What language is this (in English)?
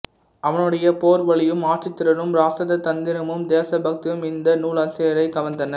Tamil